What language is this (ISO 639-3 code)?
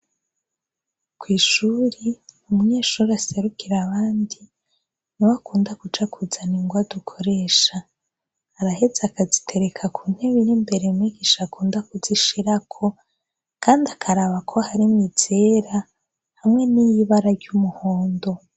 run